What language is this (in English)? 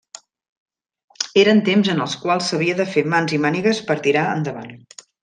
Catalan